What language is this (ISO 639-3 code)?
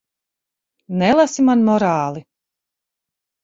lav